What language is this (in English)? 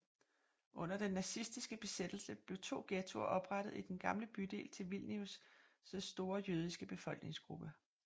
Danish